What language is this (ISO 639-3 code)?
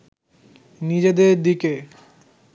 ben